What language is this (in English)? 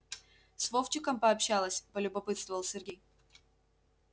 Russian